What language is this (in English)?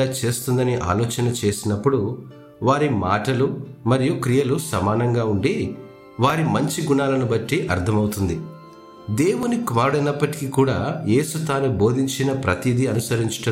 Telugu